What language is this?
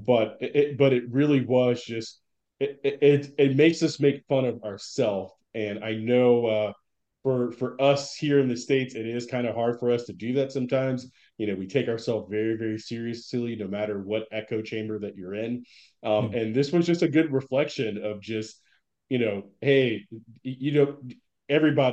English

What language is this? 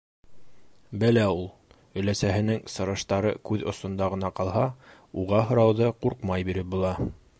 Bashkir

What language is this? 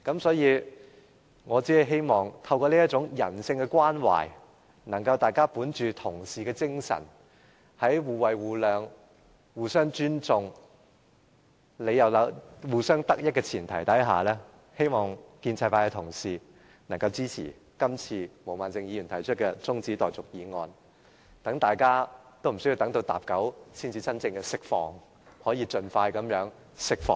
Cantonese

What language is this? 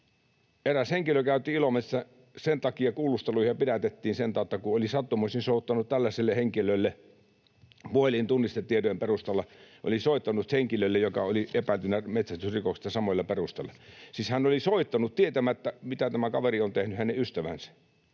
Finnish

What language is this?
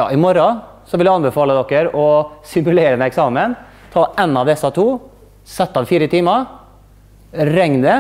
Norwegian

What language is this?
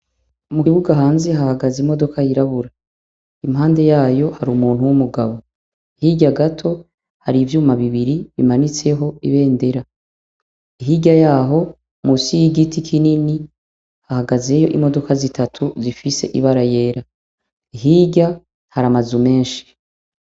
Rundi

